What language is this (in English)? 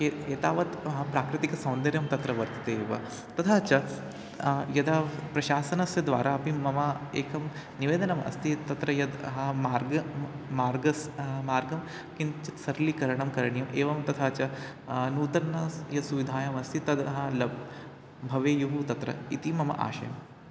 Sanskrit